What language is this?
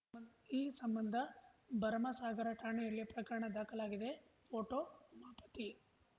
Kannada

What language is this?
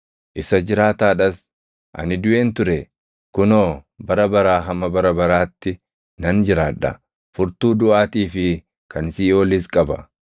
Oromo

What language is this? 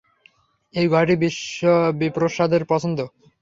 Bangla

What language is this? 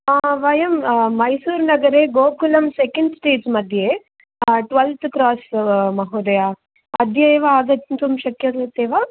Sanskrit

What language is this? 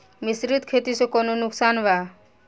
Bhojpuri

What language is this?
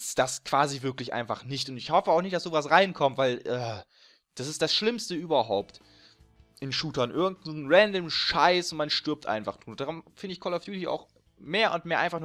German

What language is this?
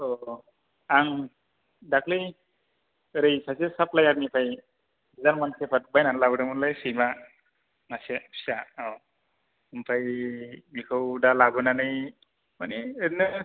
Bodo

